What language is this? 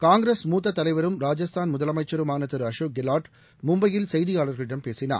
Tamil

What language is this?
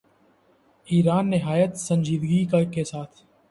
Urdu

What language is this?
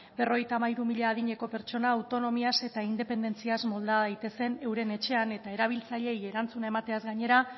Basque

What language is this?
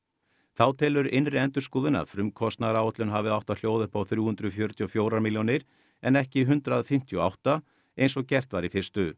Icelandic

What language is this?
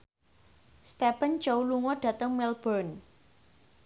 Javanese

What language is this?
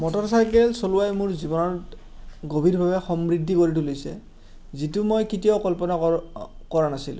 Assamese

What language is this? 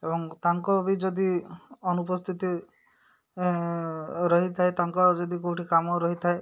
Odia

